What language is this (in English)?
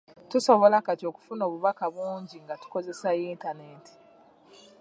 Ganda